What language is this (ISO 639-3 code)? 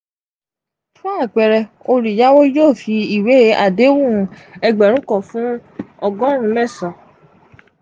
yor